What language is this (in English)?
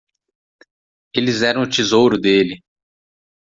Portuguese